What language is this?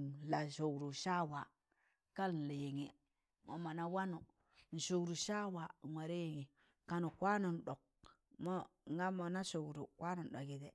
Tangale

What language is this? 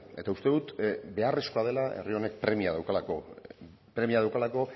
Basque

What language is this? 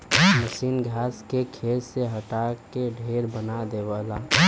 Bhojpuri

